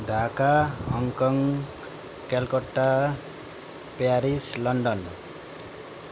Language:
Nepali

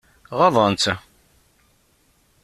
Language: Kabyle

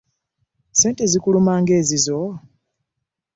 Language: Ganda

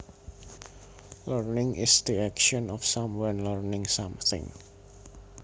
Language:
Javanese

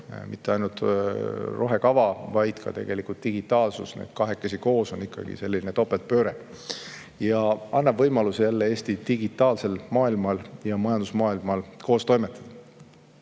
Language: Estonian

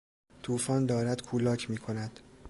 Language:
Persian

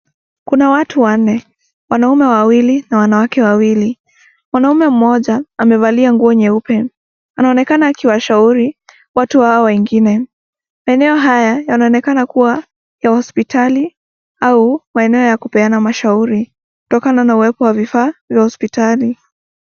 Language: Swahili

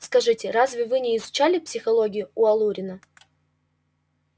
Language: Russian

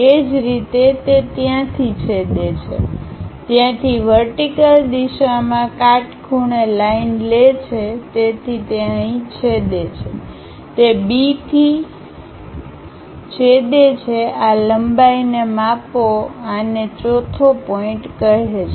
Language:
Gujarati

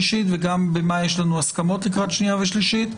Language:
Hebrew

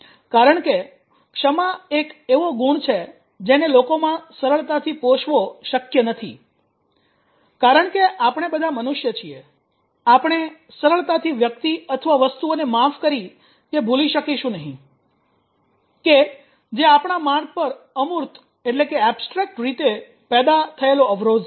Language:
Gujarati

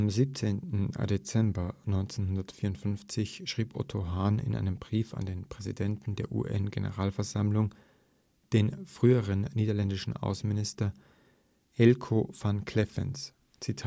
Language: German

